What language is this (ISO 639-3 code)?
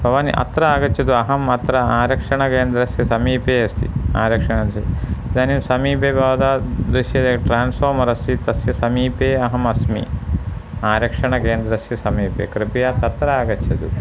san